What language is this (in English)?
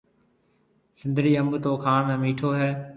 Marwari (Pakistan)